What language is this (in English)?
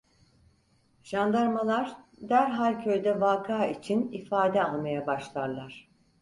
Turkish